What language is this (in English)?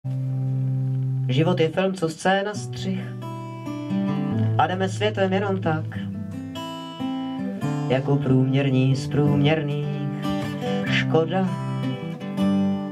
Czech